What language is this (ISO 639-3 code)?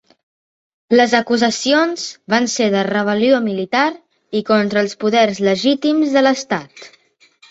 cat